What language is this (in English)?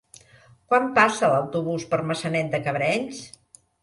Catalan